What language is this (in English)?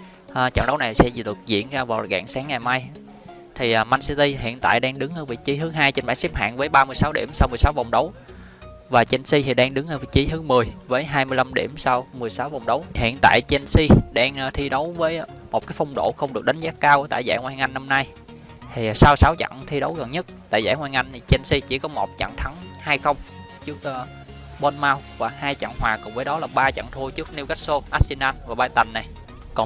Vietnamese